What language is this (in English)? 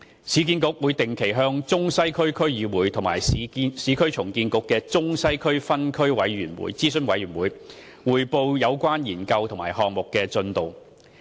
Cantonese